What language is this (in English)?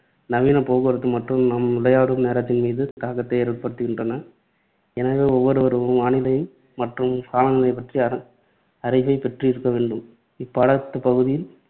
Tamil